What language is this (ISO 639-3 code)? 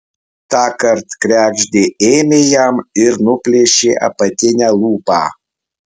lit